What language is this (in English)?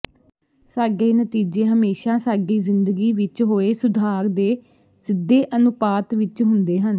Punjabi